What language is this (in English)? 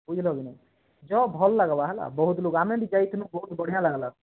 Odia